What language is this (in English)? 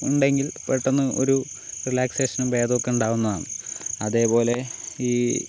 Malayalam